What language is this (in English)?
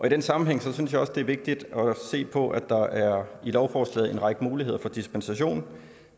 Danish